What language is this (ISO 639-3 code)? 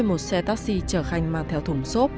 vie